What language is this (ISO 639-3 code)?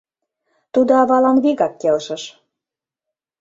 chm